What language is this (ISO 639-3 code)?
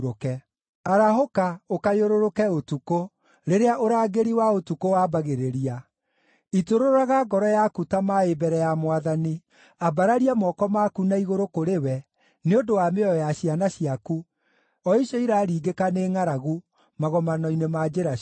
kik